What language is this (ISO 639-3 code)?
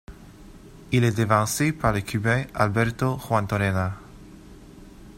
fra